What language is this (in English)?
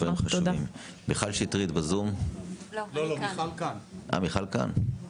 Hebrew